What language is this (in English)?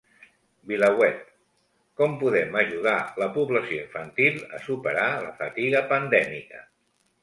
Catalan